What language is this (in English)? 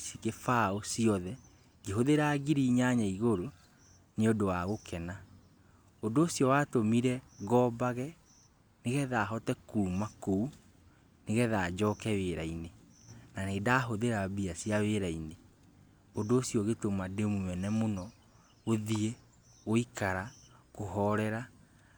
Kikuyu